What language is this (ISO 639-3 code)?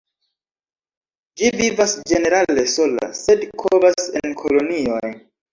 epo